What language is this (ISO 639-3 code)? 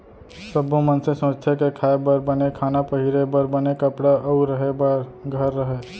hne